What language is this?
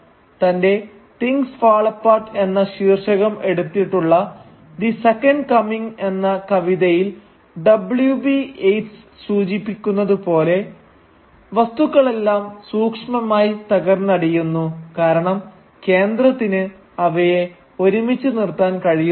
Malayalam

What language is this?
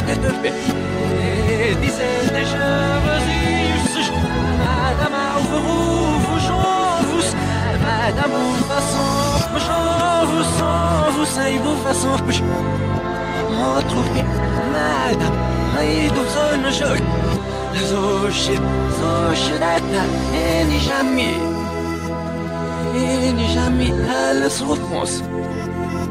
Arabic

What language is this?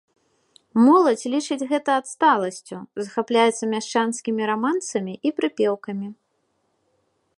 Belarusian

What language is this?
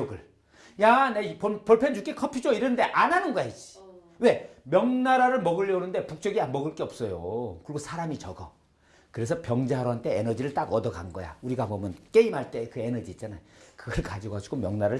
Korean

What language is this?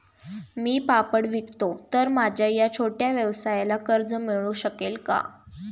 Marathi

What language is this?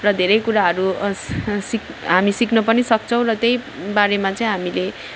Nepali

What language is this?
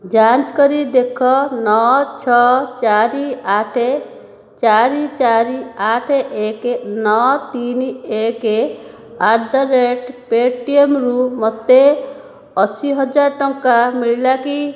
Odia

